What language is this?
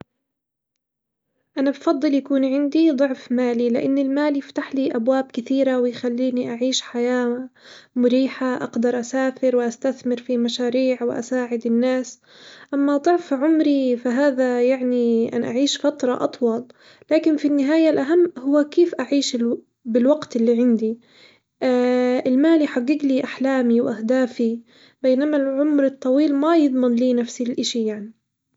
Hijazi Arabic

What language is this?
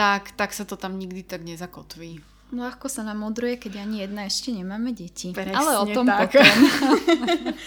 Slovak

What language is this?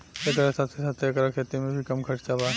Bhojpuri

